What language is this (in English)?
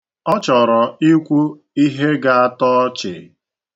Igbo